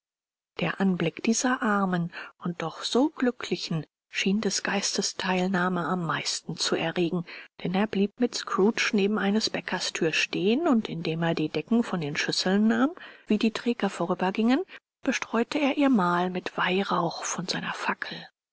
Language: German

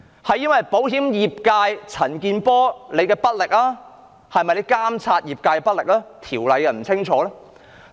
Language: Cantonese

